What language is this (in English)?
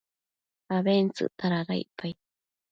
Matsés